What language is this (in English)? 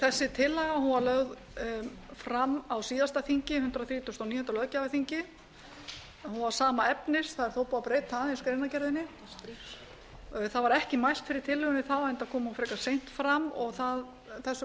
Icelandic